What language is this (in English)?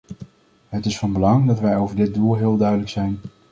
Dutch